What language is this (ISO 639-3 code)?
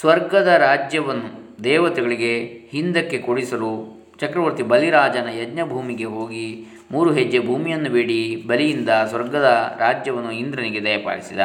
kan